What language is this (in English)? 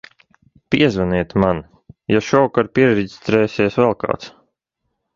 Latvian